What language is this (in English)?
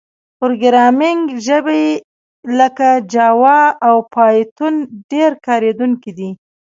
Pashto